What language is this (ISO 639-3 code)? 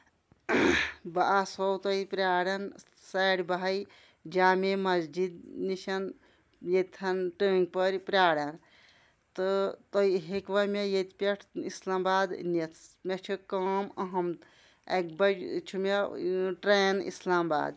kas